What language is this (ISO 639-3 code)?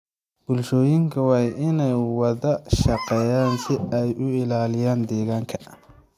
som